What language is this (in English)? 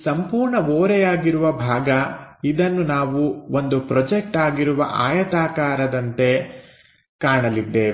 Kannada